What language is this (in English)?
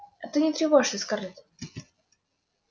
Russian